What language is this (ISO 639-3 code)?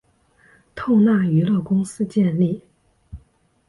zho